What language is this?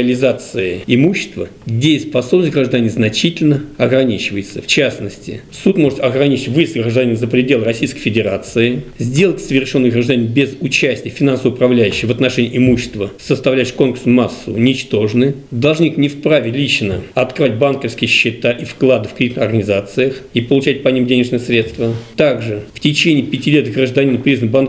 Russian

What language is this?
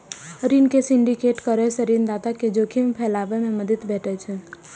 Maithili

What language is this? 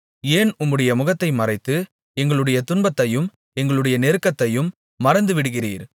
Tamil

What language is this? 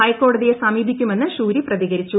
Malayalam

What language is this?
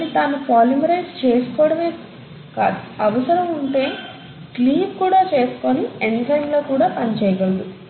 Telugu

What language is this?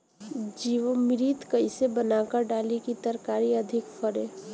Bhojpuri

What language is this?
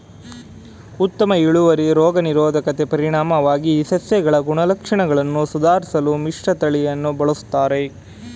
Kannada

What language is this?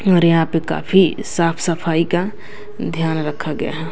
Hindi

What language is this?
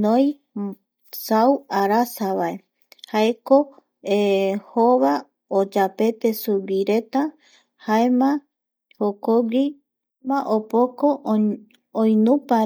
Eastern Bolivian Guaraní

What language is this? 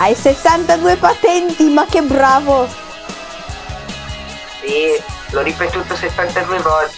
Italian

